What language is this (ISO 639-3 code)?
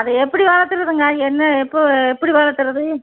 tam